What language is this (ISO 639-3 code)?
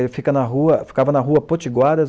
por